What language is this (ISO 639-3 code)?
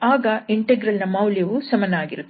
kan